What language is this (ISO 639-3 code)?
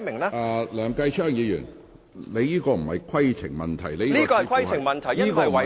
yue